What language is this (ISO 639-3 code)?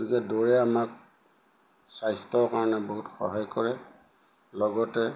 asm